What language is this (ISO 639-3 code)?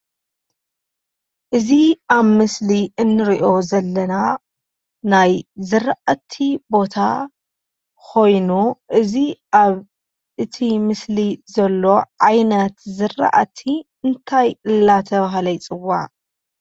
tir